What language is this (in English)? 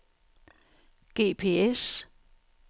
Danish